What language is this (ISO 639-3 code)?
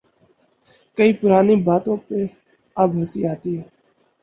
urd